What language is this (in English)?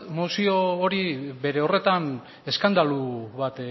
Basque